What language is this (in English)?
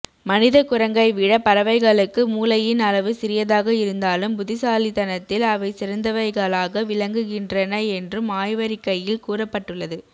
Tamil